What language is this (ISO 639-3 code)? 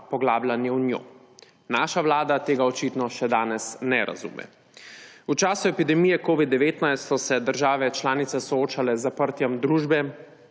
slv